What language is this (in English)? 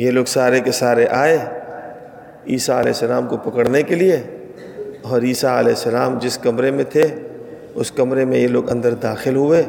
Urdu